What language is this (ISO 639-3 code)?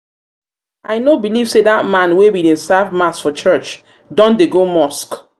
pcm